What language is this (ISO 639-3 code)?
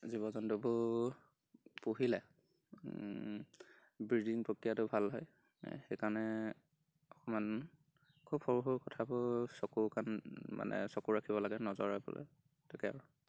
asm